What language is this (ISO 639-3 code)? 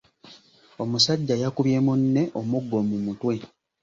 lug